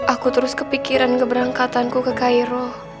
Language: Indonesian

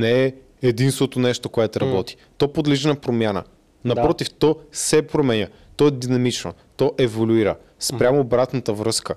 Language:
Bulgarian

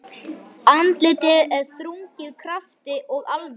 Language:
Icelandic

